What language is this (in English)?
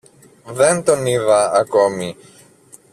Greek